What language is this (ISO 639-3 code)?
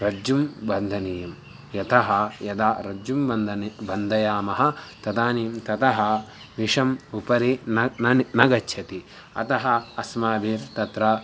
san